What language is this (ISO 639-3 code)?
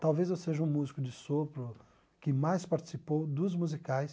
por